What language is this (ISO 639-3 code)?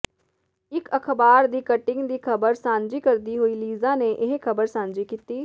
pan